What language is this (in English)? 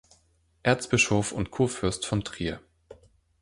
German